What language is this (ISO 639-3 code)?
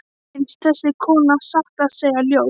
isl